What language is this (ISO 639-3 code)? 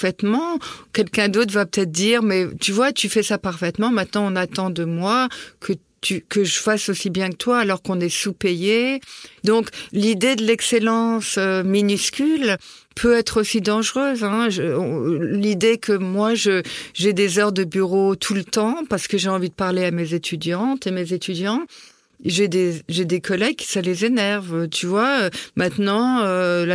fra